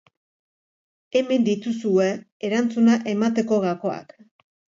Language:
Basque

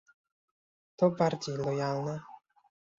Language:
Polish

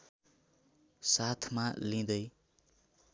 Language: Nepali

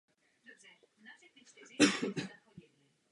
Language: Czech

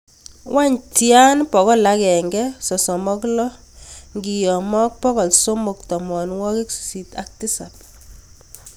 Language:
Kalenjin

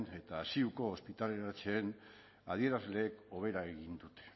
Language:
Basque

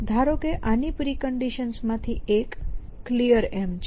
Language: Gujarati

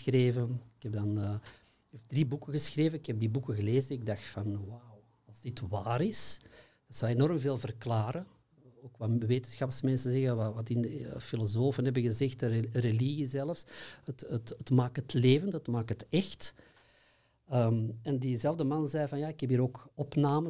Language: Dutch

